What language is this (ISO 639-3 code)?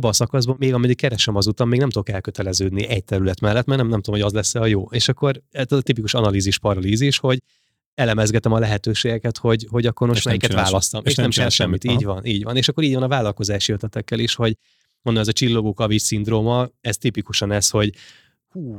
hun